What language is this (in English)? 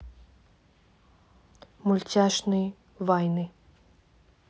Russian